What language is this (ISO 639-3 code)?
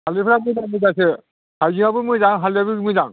brx